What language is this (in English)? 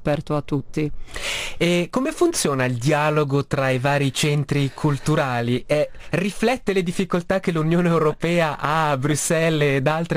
Italian